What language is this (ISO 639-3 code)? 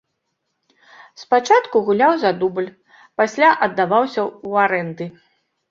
bel